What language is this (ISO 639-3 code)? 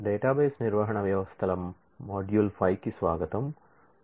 tel